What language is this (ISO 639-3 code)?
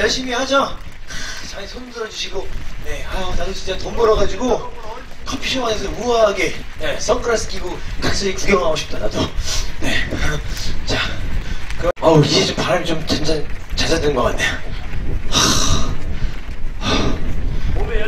kor